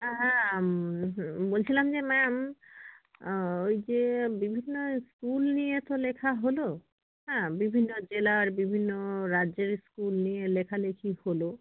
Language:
Bangla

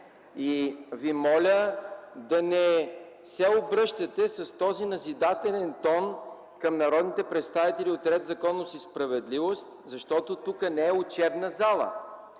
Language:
Bulgarian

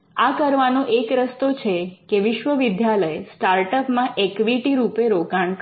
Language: Gujarati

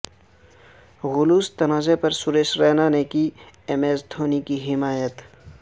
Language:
Urdu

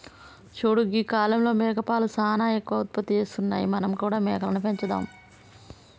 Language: Telugu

